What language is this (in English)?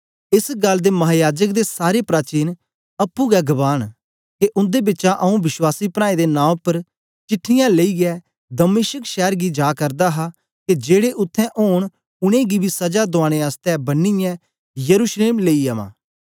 Dogri